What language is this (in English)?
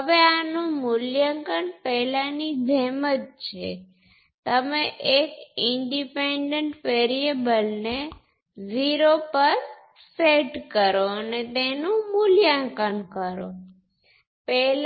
Gujarati